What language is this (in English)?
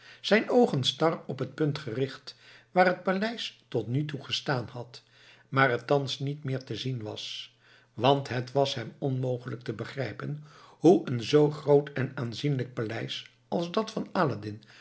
Dutch